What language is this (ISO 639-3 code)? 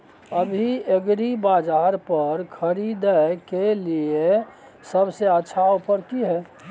mai